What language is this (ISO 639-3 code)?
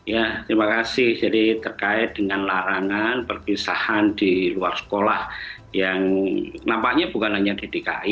ind